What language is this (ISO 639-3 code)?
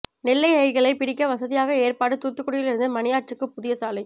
tam